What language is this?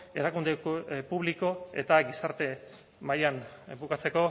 Basque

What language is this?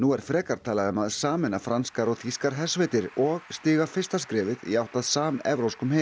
Icelandic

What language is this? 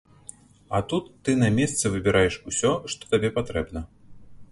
Belarusian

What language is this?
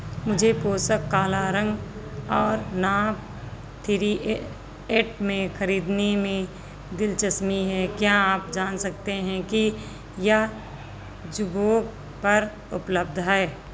Hindi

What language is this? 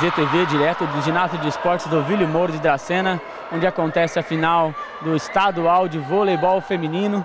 Portuguese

